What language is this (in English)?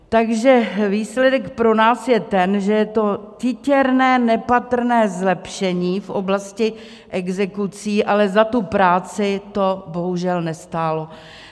Czech